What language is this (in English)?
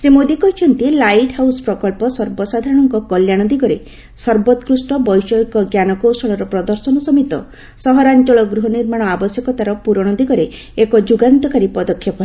Odia